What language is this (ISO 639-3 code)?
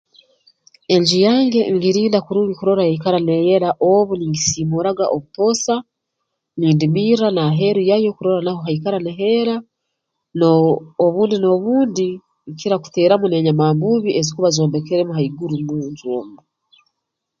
ttj